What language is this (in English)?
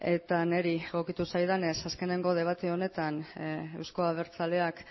Basque